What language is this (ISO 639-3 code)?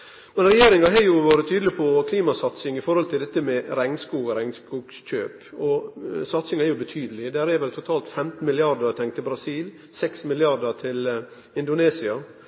nno